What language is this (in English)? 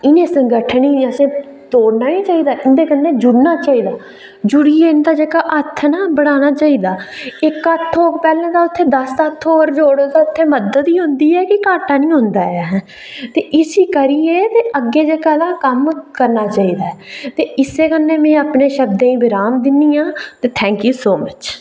Dogri